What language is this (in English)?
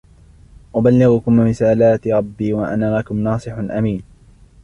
Arabic